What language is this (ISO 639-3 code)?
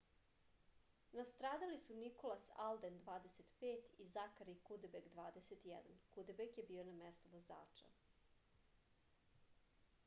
srp